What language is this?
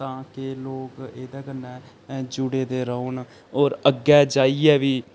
Dogri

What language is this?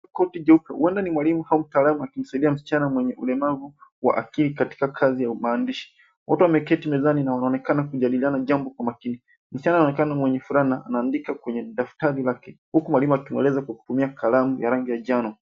Swahili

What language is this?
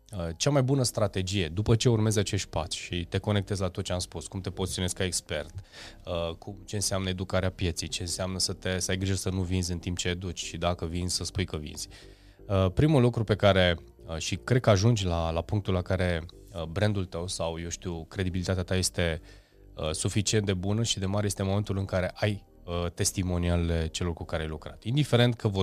Romanian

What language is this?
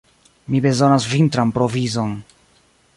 Esperanto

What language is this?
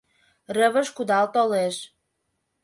Mari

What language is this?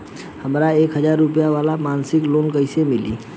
Bhojpuri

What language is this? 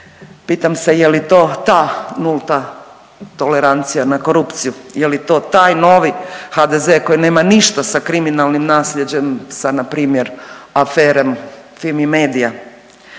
Croatian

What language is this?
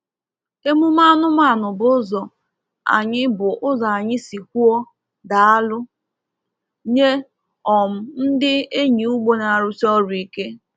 Igbo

